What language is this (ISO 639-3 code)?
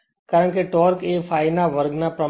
guj